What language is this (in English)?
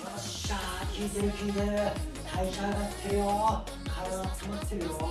Japanese